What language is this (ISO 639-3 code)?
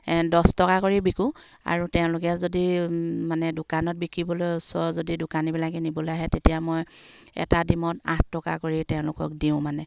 asm